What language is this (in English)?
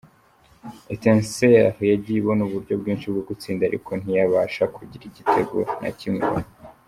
Kinyarwanda